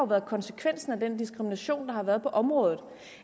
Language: Danish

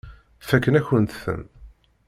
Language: Kabyle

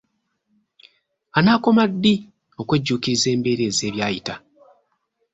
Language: Ganda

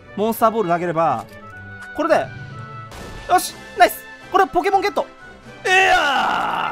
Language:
Japanese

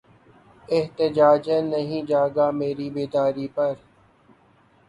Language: Urdu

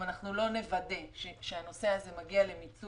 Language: Hebrew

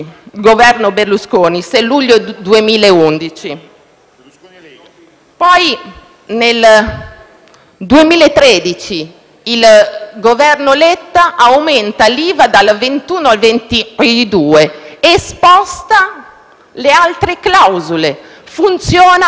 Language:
Italian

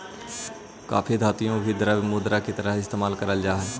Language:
Magahi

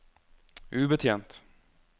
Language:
Norwegian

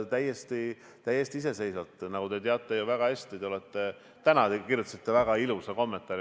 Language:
Estonian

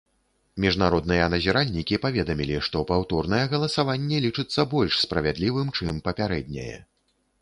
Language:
Belarusian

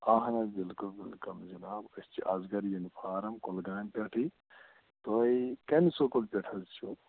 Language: Kashmiri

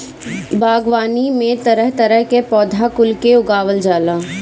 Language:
Bhojpuri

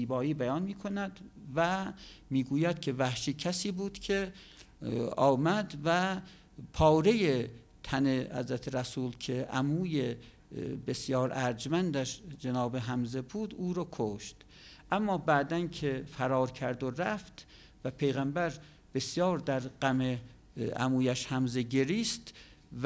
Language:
Persian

